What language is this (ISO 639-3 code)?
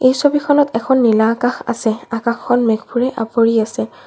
asm